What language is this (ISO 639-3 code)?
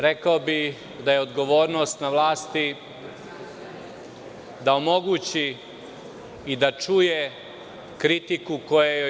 srp